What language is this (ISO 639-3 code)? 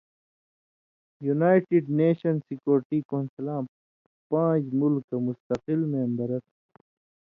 mvy